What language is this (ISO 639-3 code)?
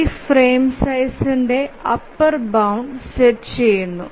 mal